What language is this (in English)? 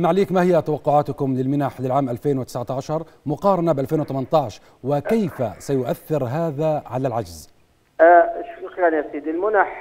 Arabic